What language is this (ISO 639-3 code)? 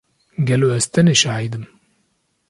kur